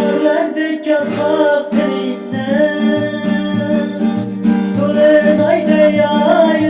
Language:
Turkish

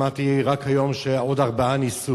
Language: Hebrew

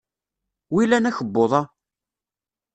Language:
Kabyle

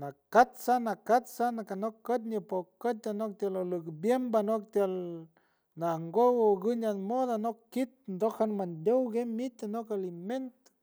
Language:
San Francisco Del Mar Huave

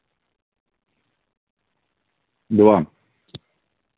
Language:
Russian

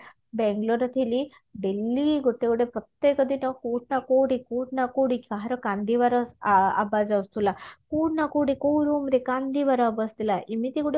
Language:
Odia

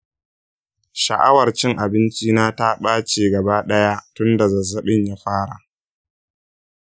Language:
Hausa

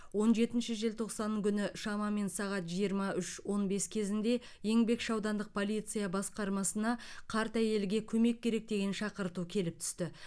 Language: Kazakh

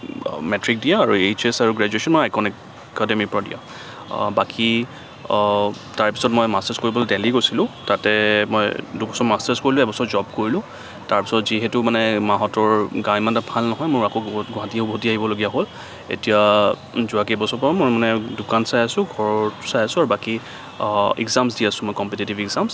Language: Assamese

